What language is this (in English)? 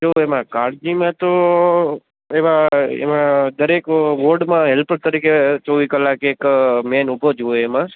Gujarati